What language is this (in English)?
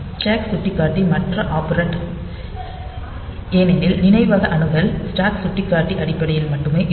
Tamil